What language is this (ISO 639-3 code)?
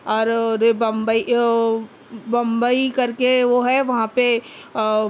urd